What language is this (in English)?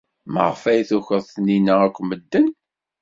Kabyle